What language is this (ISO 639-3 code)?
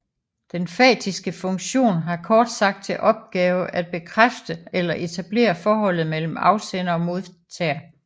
dan